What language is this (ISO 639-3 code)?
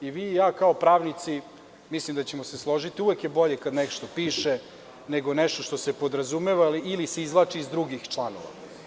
srp